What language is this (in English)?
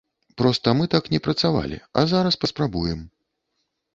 Belarusian